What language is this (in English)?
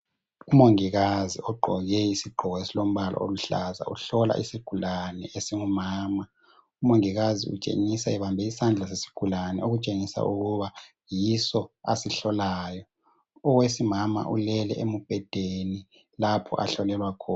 North Ndebele